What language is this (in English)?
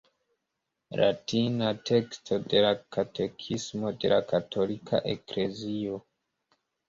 Esperanto